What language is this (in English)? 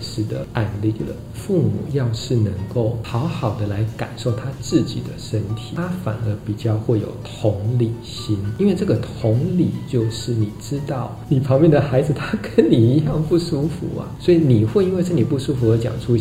Chinese